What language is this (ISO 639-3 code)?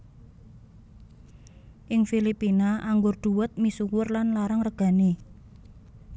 jav